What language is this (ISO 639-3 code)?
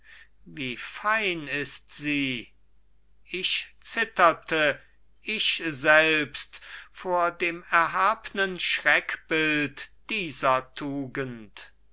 deu